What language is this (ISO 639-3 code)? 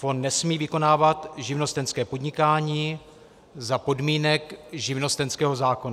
ces